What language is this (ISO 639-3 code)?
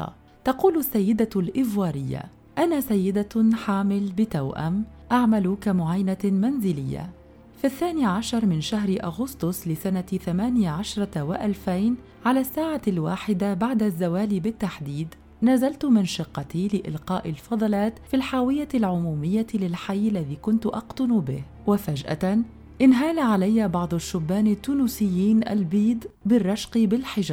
ara